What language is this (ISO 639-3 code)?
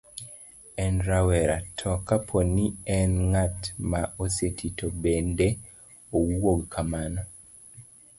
luo